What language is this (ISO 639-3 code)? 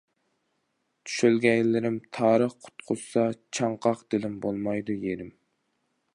uig